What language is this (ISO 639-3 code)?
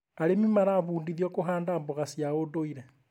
kik